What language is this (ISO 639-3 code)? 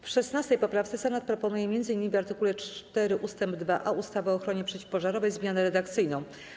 pol